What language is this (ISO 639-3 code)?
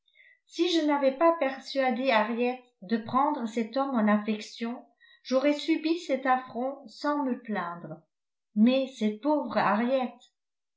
fra